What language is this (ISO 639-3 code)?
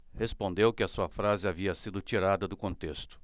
por